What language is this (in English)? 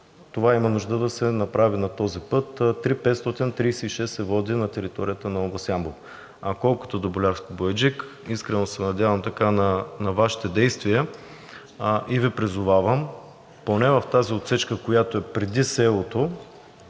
Bulgarian